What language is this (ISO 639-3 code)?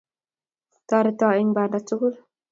kln